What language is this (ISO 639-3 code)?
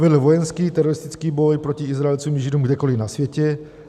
ces